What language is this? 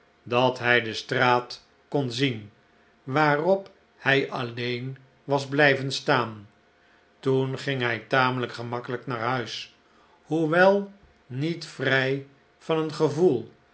Dutch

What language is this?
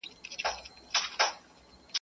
Pashto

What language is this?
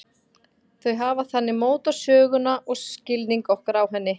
Icelandic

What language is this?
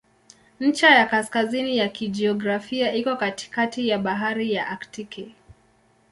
Swahili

